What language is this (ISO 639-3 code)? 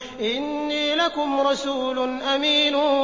ara